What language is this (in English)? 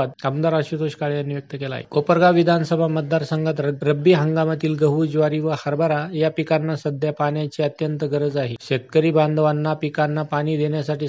Marathi